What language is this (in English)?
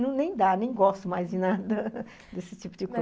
Portuguese